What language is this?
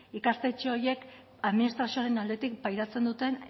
Basque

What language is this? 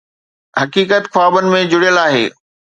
Sindhi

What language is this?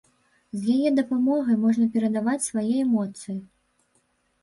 Belarusian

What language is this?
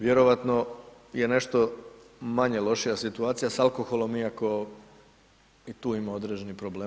Croatian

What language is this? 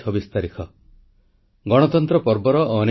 Odia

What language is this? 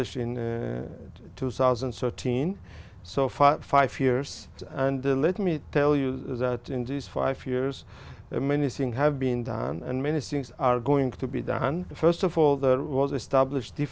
Vietnamese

